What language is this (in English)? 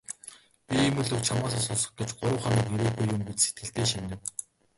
Mongolian